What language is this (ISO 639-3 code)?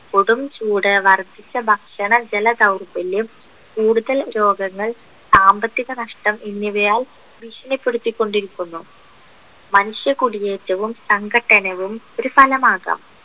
mal